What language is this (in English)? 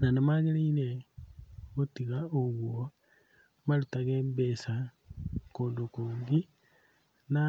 Kikuyu